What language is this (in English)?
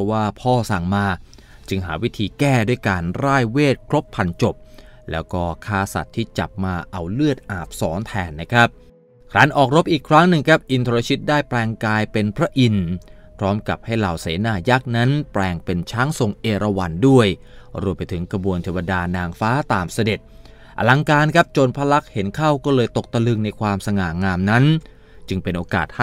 Thai